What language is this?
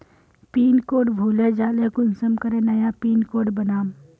Magahi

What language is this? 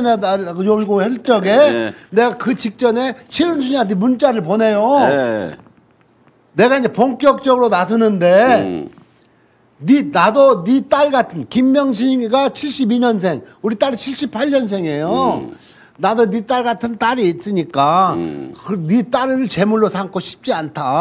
Korean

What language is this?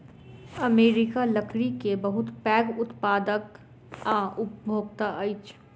Maithili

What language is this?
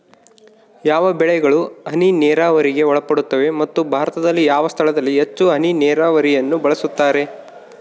Kannada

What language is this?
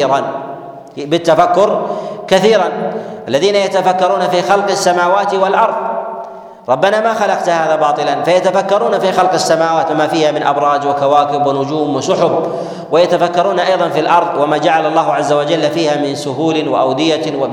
Arabic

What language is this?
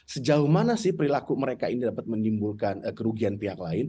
Indonesian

